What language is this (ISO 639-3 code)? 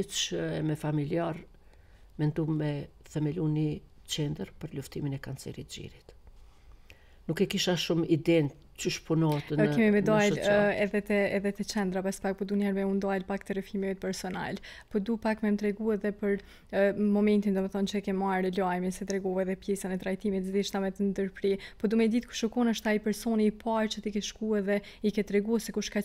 ron